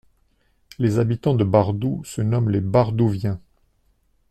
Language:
French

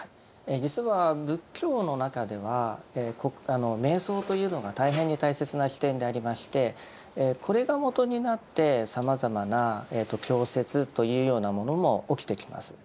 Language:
Japanese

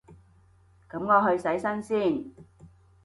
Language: Cantonese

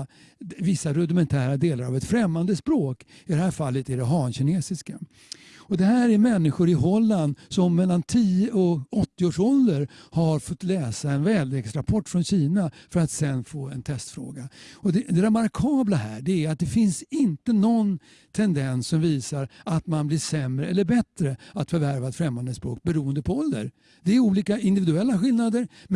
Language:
Swedish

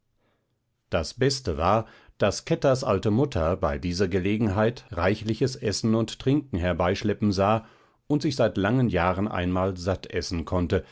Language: German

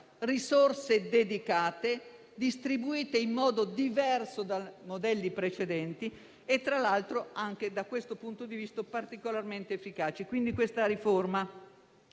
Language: Italian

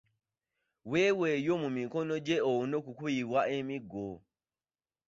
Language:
Ganda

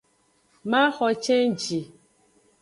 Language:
Aja (Benin)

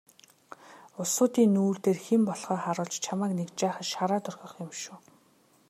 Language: Mongolian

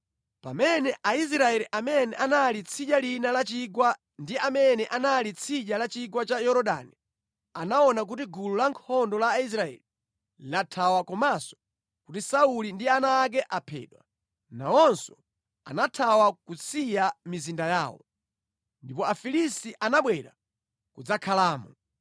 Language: Nyanja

